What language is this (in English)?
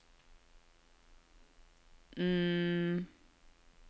Norwegian